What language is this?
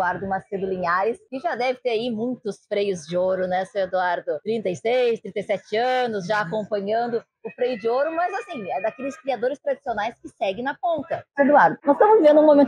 Portuguese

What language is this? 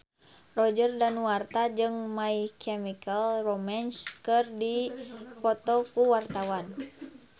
Sundanese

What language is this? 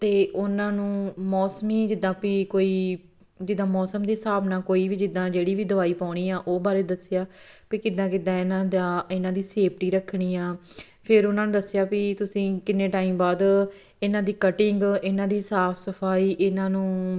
Punjabi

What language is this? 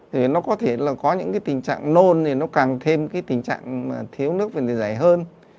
Vietnamese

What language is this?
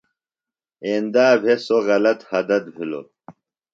Phalura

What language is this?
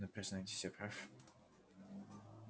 Russian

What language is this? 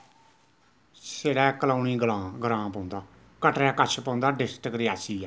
Dogri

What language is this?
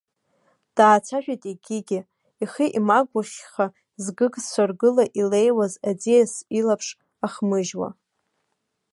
Abkhazian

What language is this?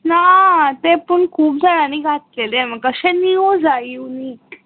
Konkani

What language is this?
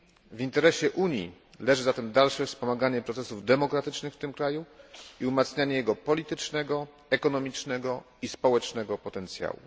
Polish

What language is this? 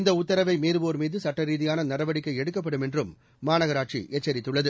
Tamil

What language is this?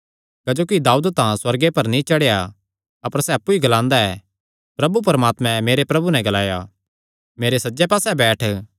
Kangri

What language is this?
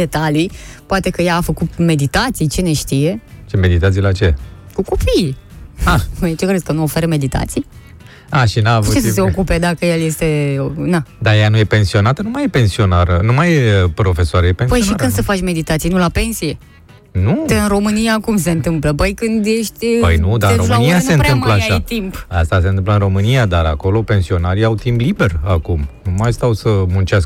Romanian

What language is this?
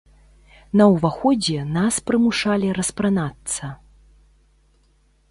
Belarusian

